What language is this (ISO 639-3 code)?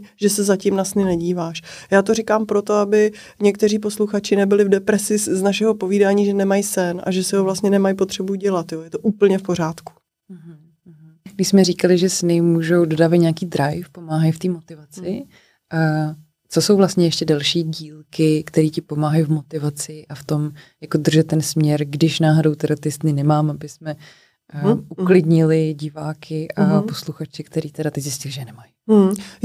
ces